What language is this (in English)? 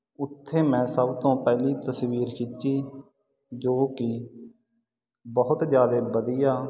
Punjabi